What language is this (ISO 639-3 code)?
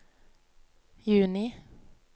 nor